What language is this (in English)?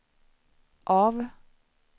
Swedish